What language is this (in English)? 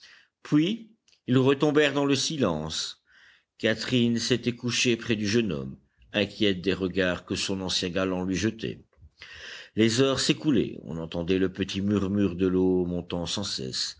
French